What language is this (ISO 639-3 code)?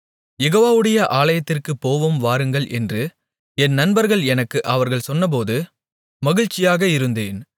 tam